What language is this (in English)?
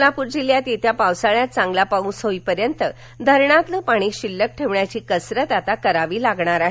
Marathi